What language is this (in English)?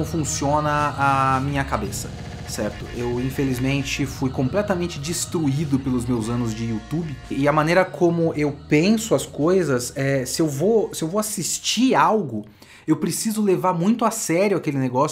Portuguese